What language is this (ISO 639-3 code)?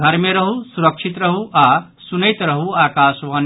mai